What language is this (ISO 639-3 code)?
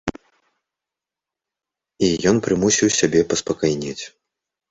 bel